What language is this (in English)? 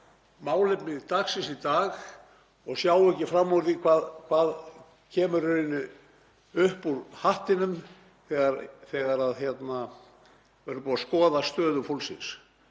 Icelandic